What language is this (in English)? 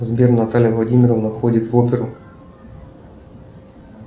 Russian